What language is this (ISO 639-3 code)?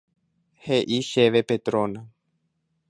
grn